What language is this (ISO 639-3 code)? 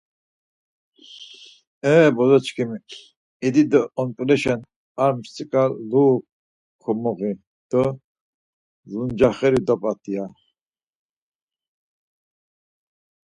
lzz